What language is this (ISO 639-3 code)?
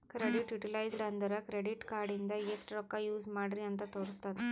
kan